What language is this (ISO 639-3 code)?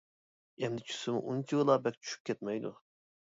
uig